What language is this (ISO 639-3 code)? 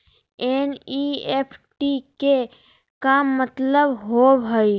mag